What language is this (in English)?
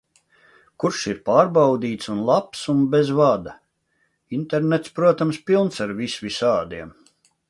Latvian